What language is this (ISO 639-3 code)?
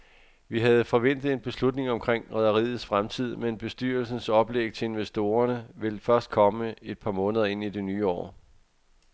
dan